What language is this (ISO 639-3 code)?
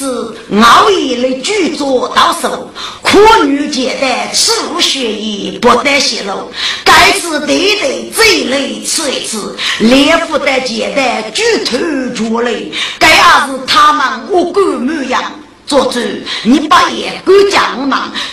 zho